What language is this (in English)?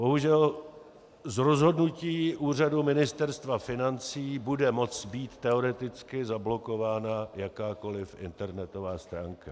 Czech